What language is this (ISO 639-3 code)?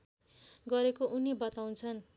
nep